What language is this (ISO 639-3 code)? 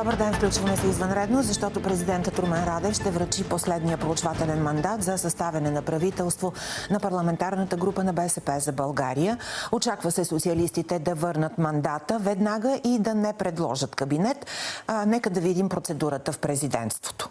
bul